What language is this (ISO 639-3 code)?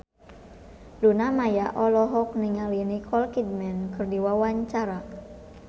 sun